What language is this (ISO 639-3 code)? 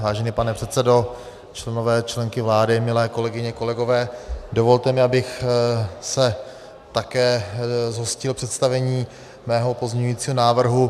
ces